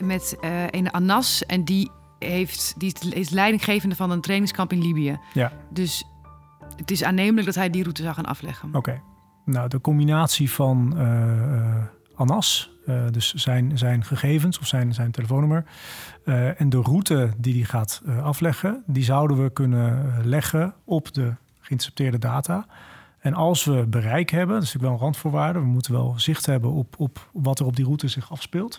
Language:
Dutch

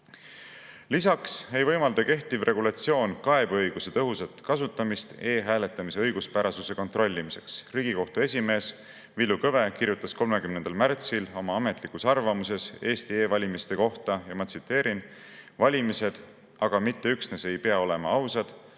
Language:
Estonian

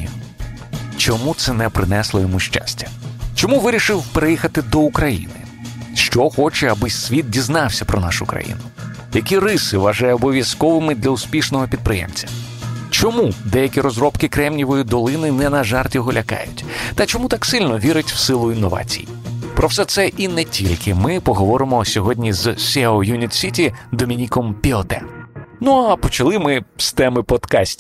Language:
Ukrainian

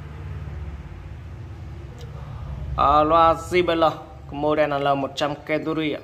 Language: Vietnamese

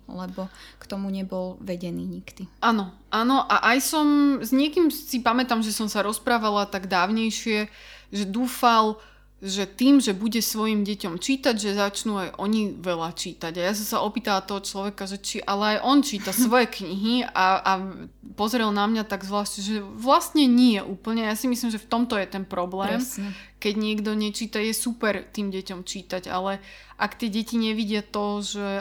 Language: Slovak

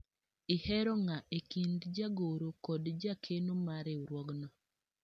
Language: Luo (Kenya and Tanzania)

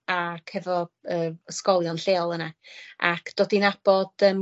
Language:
Welsh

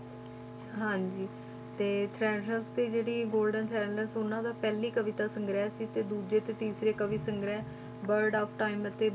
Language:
Punjabi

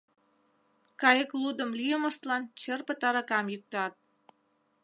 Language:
Mari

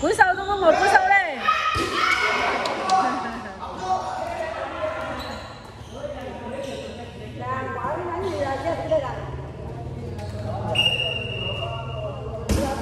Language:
Vietnamese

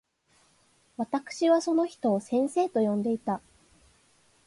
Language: Japanese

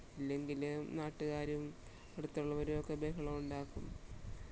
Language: Malayalam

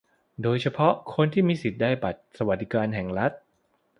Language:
Thai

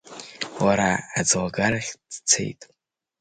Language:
Abkhazian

